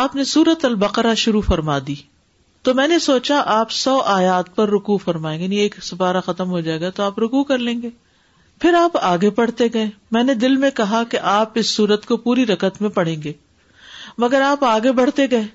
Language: Urdu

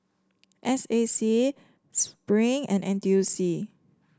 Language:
English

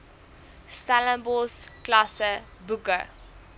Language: Afrikaans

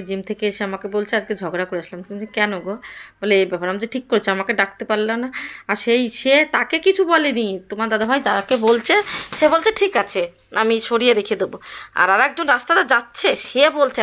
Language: Romanian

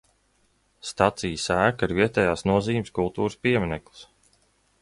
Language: Latvian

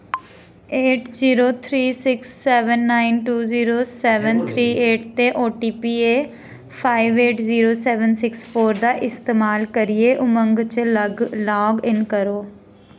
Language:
Dogri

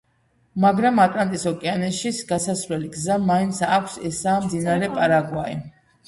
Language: Georgian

